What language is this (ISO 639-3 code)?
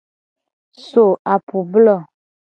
gej